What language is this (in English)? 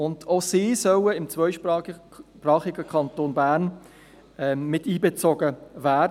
Swiss German